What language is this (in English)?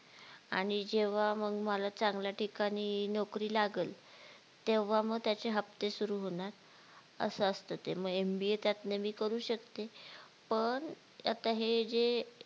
Marathi